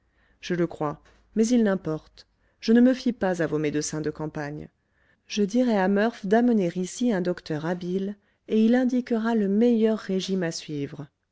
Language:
French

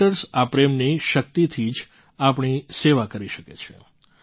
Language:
Gujarati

